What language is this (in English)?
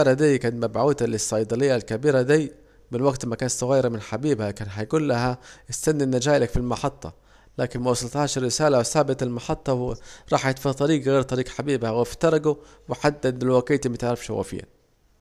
Saidi Arabic